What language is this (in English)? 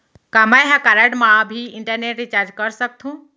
Chhattisgarhi